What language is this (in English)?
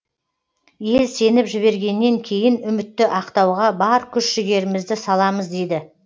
Kazakh